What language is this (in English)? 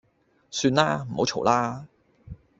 Cantonese